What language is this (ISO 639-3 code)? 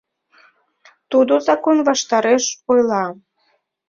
chm